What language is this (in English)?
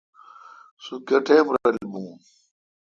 Kalkoti